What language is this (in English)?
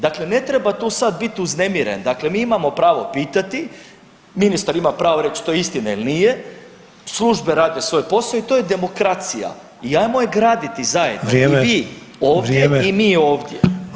Croatian